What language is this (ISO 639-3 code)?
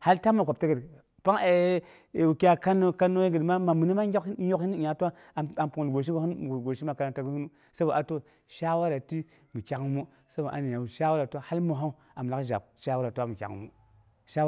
bux